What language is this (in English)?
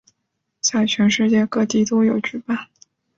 Chinese